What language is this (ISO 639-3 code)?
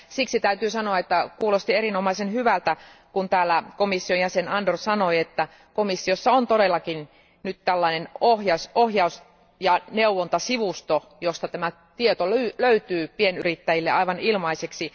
fin